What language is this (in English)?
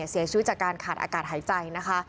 Thai